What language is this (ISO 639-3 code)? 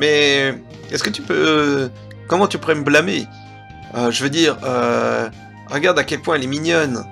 fra